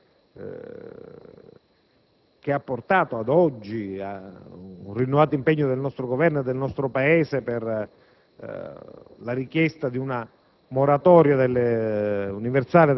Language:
Italian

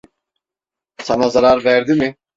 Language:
Turkish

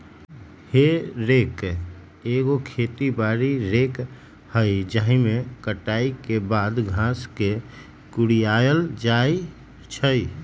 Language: Magahi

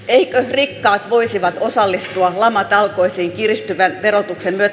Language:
Finnish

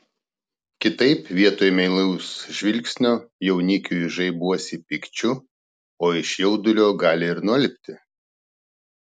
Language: Lithuanian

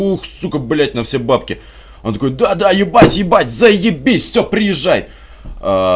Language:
Russian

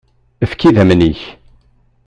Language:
Kabyle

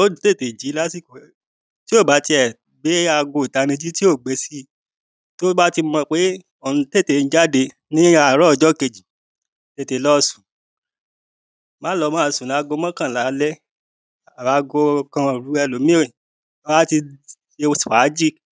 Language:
Yoruba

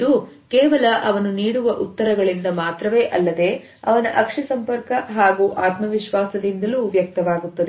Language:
Kannada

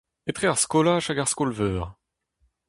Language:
Breton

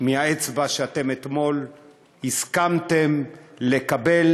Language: Hebrew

